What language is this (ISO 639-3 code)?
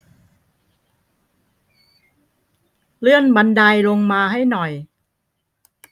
tha